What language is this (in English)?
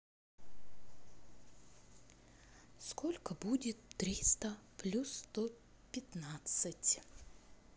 Russian